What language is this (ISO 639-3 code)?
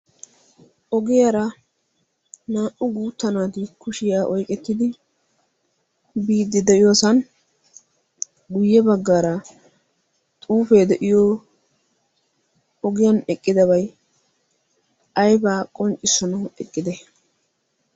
wal